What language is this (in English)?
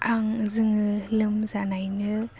Bodo